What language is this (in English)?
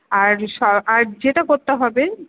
Bangla